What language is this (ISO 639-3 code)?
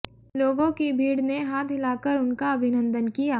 hin